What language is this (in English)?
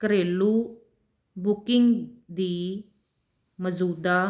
Punjabi